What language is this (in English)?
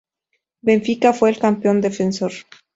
Spanish